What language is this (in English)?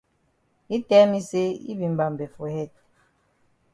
Cameroon Pidgin